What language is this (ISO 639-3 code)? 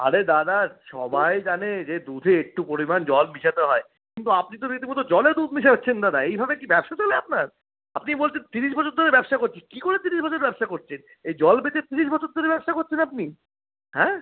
ben